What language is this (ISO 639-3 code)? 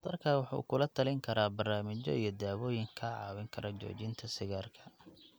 som